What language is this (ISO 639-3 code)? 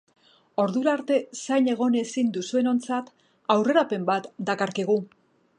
eus